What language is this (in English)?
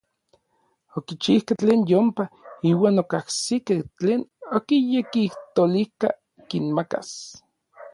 Orizaba Nahuatl